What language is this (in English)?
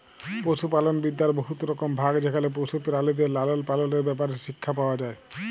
Bangla